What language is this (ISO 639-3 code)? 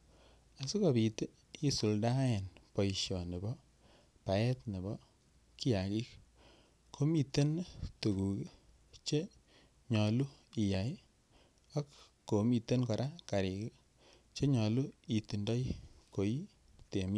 kln